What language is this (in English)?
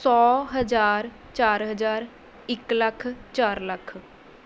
Punjabi